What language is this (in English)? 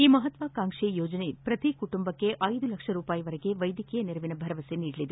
Kannada